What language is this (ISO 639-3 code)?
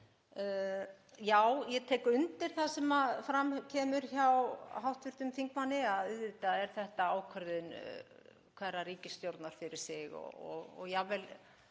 isl